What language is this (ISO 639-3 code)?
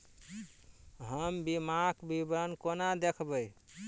mai